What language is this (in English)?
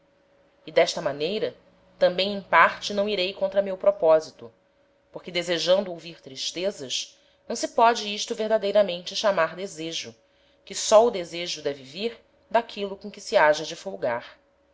Portuguese